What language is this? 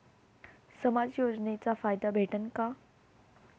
Marathi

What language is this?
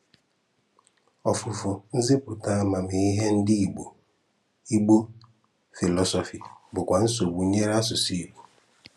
Igbo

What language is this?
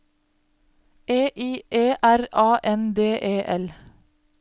Norwegian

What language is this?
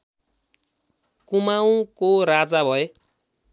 Nepali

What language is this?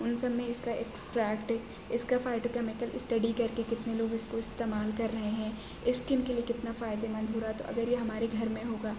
Urdu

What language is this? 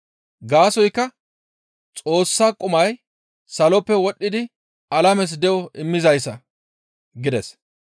Gamo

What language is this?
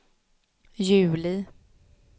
Swedish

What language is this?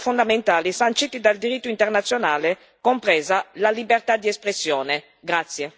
Italian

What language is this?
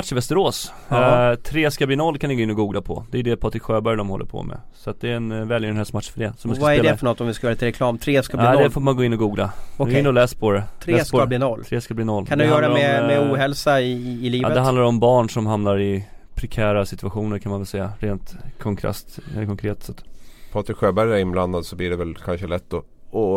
Swedish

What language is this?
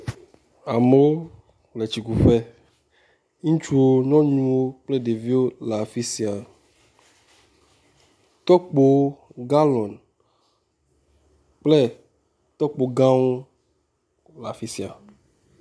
Ewe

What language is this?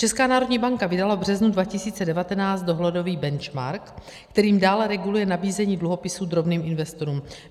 Czech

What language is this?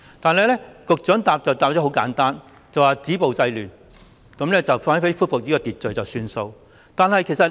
Cantonese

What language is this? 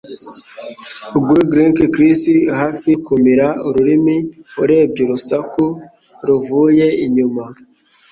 Kinyarwanda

